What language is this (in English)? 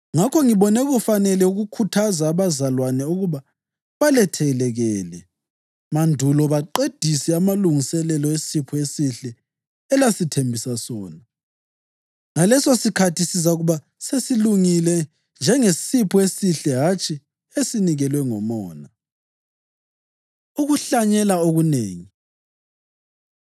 North Ndebele